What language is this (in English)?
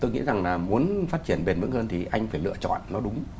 Vietnamese